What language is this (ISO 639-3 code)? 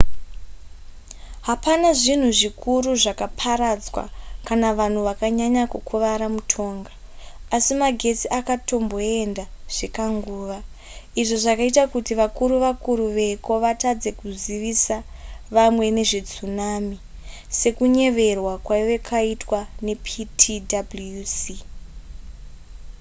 sna